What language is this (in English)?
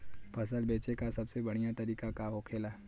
Bhojpuri